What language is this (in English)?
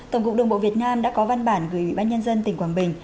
Vietnamese